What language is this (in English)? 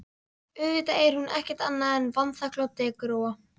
Icelandic